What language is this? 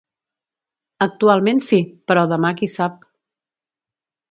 Catalan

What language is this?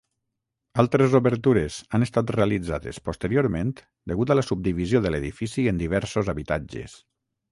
Catalan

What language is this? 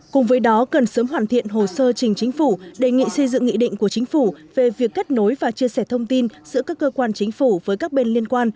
Vietnamese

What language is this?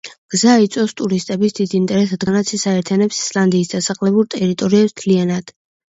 Georgian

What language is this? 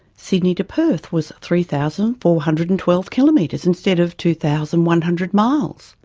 English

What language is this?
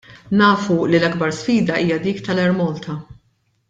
Maltese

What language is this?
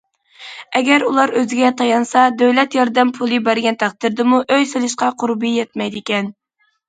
Uyghur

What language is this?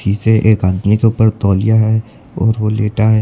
Hindi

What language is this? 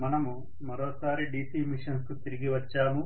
Telugu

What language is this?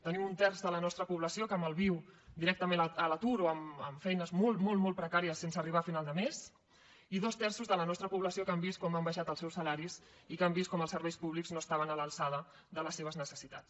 Catalan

